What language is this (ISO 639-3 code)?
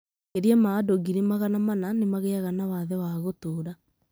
kik